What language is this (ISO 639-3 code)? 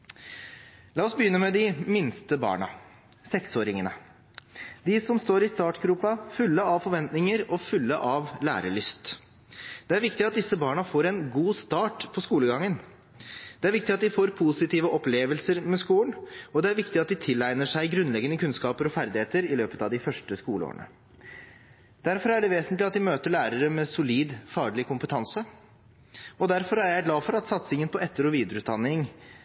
nob